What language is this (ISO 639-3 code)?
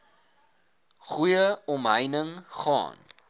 afr